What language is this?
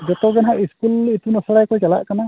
Santali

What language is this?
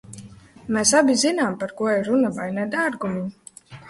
Latvian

